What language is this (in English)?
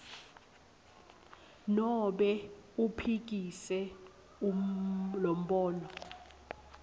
Swati